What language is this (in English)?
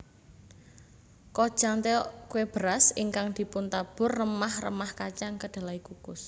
Javanese